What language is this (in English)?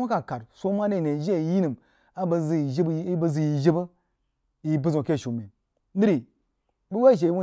Jiba